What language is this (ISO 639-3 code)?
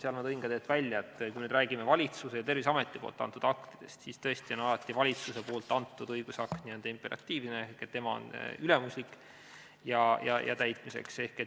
est